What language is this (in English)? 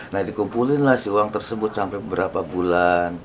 Indonesian